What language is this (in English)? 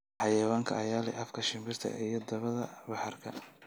Somali